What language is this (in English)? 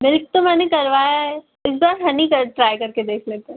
Hindi